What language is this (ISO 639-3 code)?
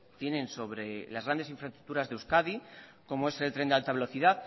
spa